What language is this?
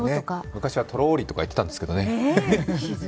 Japanese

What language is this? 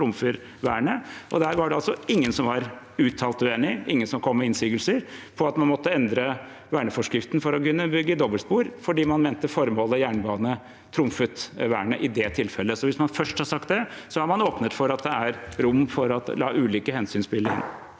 Norwegian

